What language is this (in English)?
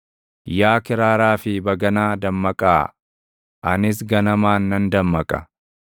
Oromo